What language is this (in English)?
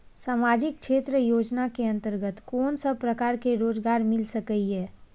Maithili